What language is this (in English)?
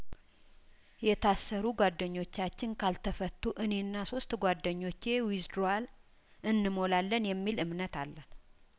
Amharic